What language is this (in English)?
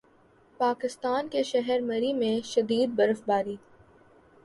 Urdu